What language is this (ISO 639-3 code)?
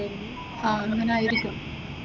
mal